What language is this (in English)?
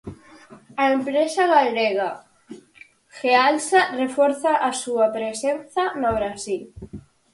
Galician